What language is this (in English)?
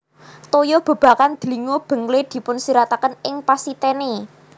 Javanese